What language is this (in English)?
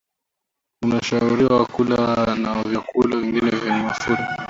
Swahili